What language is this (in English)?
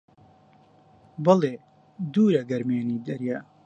Central Kurdish